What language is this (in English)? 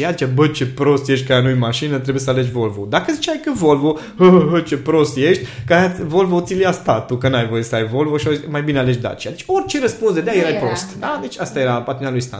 Romanian